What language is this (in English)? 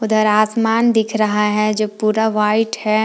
Hindi